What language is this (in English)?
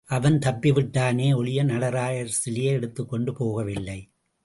Tamil